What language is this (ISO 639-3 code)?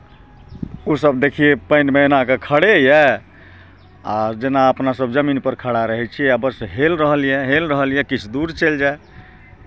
mai